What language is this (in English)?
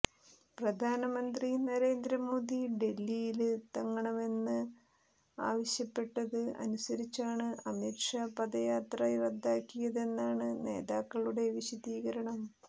Malayalam